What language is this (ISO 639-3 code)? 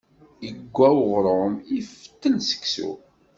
kab